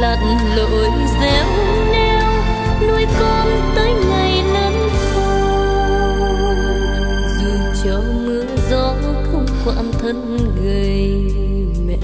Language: Vietnamese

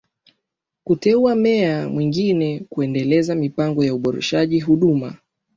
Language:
Swahili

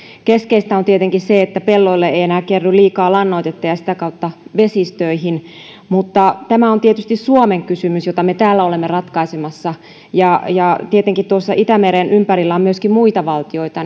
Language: Finnish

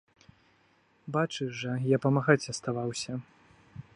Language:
Belarusian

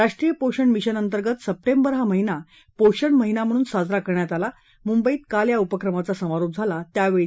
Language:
Marathi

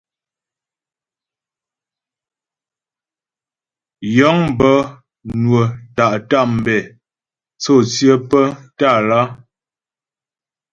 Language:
Ghomala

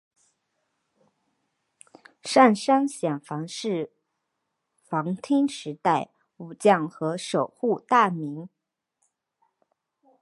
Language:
Chinese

